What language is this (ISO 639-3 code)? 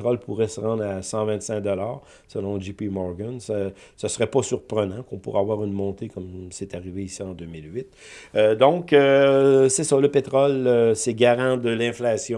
fra